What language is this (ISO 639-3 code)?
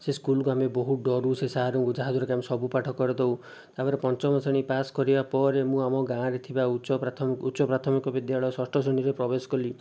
ori